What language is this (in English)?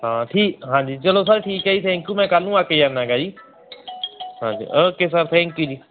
Punjabi